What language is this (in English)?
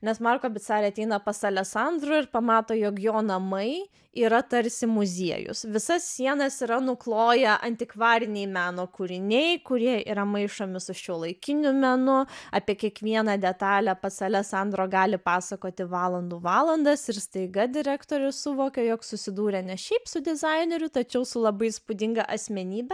Lithuanian